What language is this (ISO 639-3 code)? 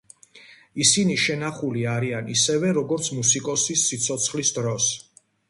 kat